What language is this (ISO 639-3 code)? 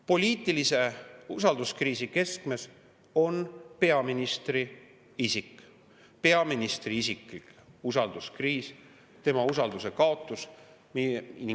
est